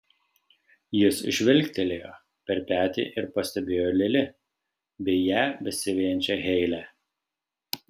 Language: Lithuanian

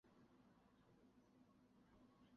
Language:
Chinese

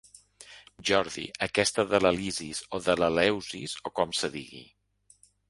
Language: Catalan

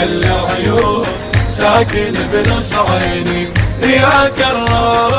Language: Arabic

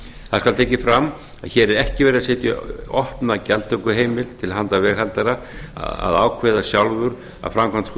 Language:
Icelandic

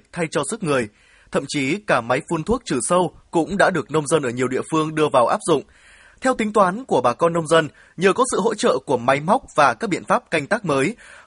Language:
Vietnamese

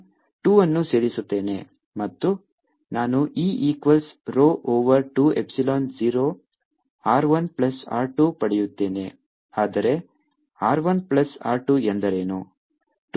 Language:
Kannada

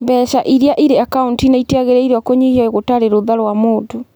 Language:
Kikuyu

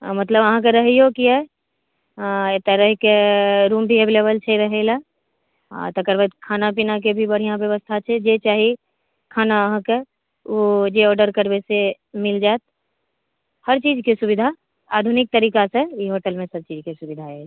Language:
Maithili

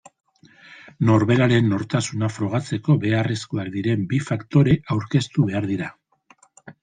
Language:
Basque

